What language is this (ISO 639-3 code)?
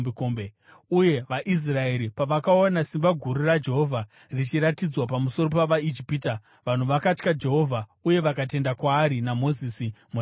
sna